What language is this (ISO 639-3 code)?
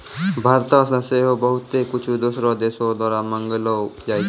mai